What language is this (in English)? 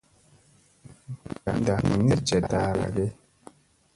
Musey